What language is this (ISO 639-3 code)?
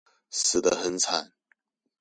zho